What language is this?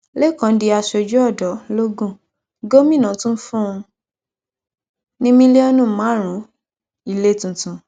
Yoruba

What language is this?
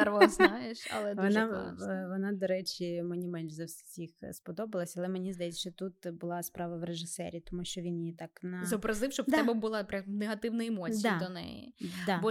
Ukrainian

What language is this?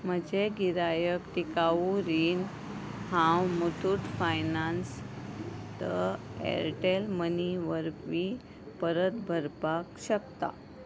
Konkani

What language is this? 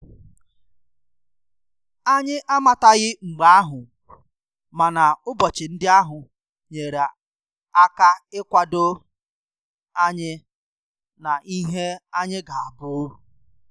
Igbo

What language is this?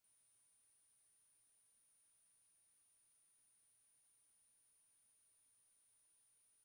Swahili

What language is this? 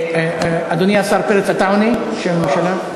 Hebrew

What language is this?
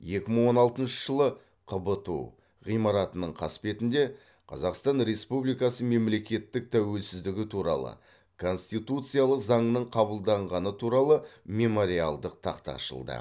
Kazakh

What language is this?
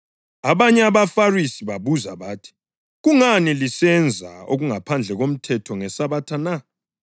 North Ndebele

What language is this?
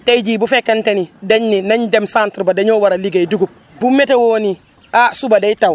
Wolof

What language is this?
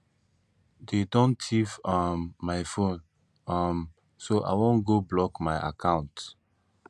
Nigerian Pidgin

